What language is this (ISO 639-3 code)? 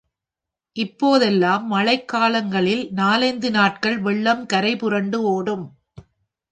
tam